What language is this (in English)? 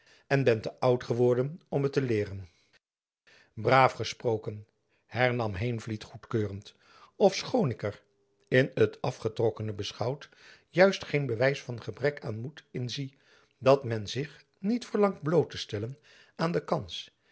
Dutch